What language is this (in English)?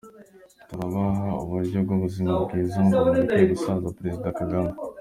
Kinyarwanda